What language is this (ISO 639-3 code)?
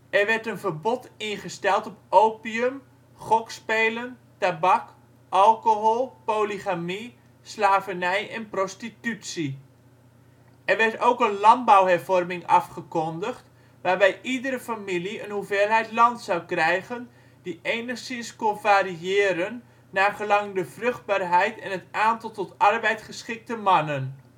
nld